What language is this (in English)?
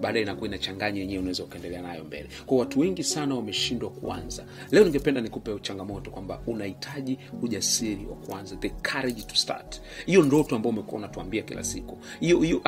Swahili